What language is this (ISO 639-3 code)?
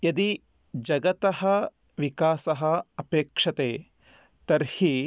san